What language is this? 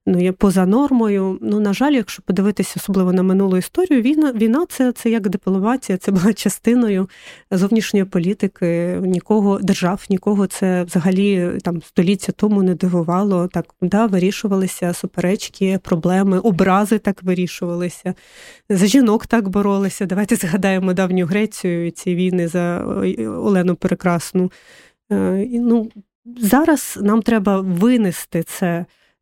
Ukrainian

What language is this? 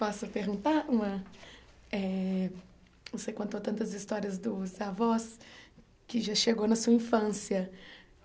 Portuguese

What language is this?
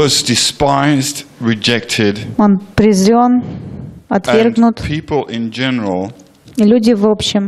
Russian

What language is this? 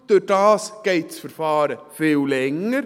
Swiss German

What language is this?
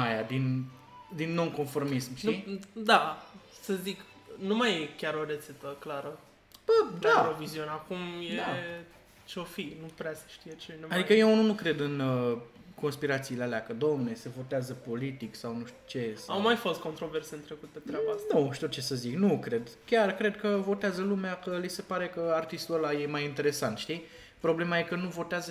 Romanian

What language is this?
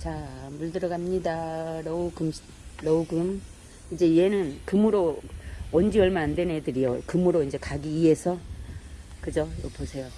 Korean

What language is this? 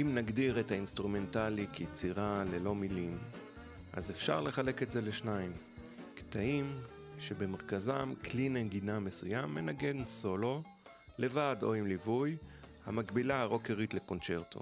Hebrew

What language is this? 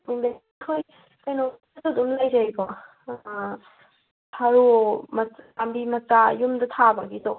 Manipuri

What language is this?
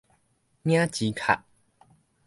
Min Nan Chinese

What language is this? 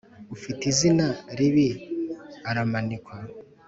Kinyarwanda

